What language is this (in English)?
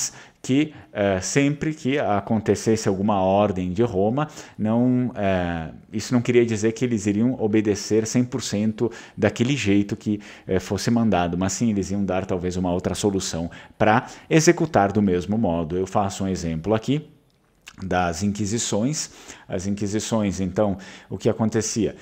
Portuguese